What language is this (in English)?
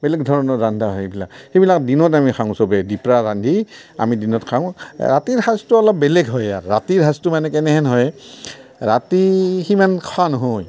Assamese